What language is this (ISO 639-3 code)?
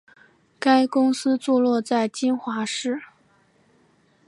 zho